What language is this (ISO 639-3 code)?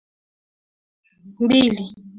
swa